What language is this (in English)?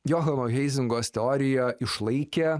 Lithuanian